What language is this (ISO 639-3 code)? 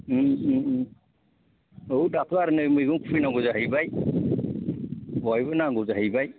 brx